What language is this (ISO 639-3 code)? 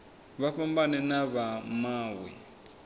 ven